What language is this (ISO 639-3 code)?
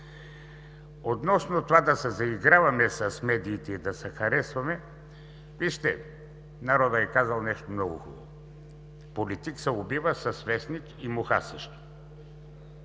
bul